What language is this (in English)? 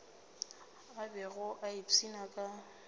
Northern Sotho